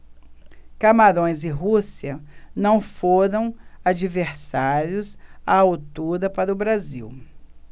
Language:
Portuguese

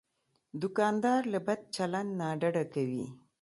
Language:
Pashto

